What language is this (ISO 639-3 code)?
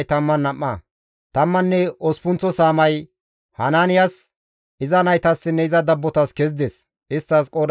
gmv